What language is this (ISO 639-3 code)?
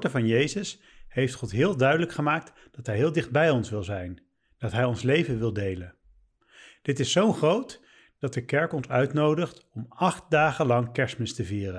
nld